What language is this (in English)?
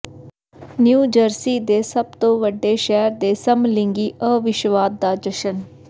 Punjabi